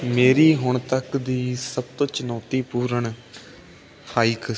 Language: Punjabi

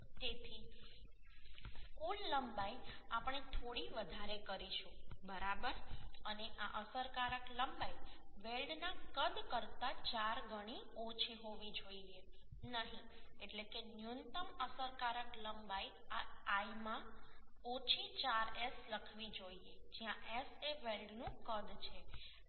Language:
Gujarati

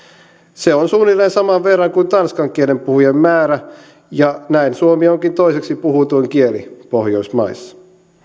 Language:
Finnish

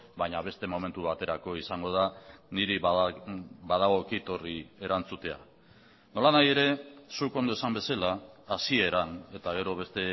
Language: Basque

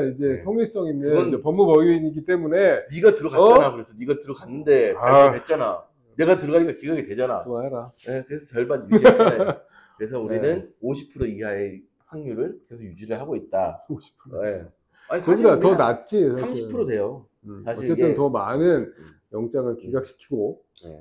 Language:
Korean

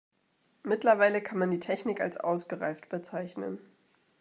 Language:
German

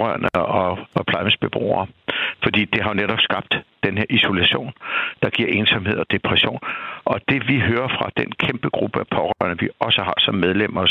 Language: Danish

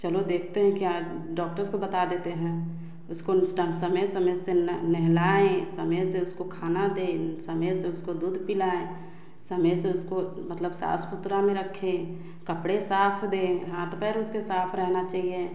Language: Hindi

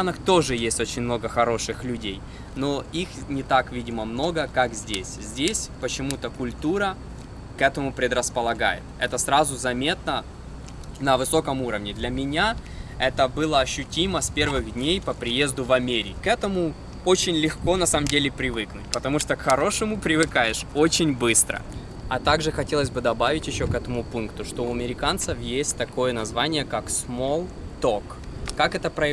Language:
Russian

